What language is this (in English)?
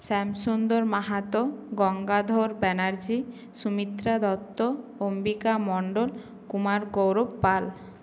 Bangla